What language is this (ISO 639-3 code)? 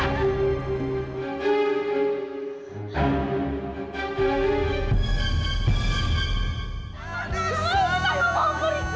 ind